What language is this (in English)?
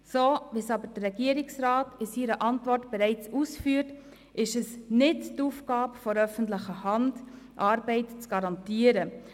Swiss German